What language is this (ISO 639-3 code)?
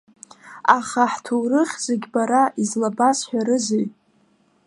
abk